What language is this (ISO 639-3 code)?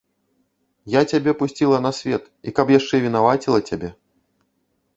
bel